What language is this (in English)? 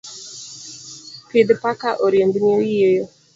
Luo (Kenya and Tanzania)